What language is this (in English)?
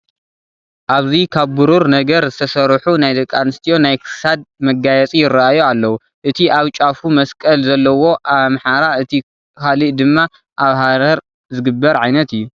Tigrinya